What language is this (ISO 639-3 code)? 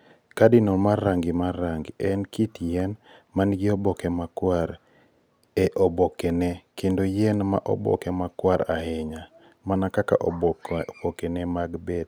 luo